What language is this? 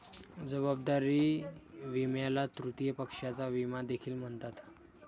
Marathi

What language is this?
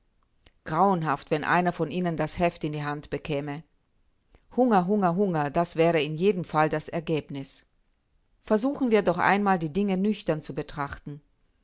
German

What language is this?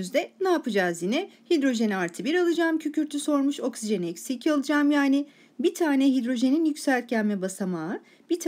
Turkish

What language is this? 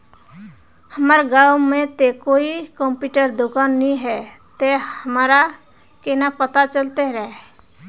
Magahi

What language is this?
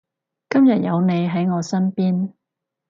Cantonese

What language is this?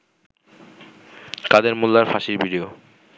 Bangla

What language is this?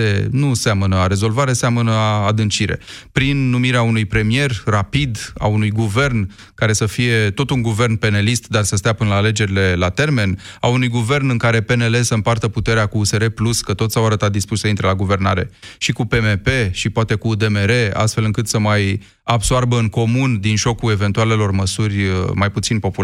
Romanian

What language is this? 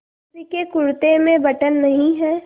Hindi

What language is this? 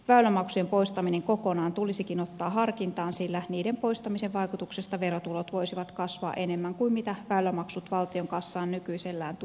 Finnish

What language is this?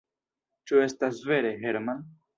Esperanto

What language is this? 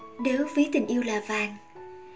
Vietnamese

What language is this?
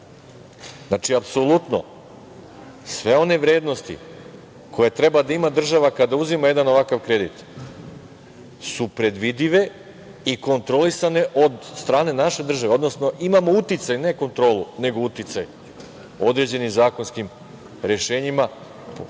Serbian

